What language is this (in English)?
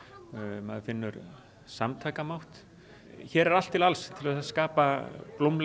Icelandic